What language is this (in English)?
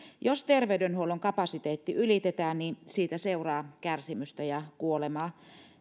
Finnish